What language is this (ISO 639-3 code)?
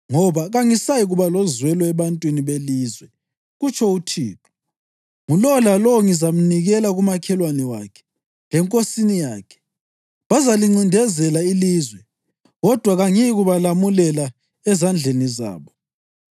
nde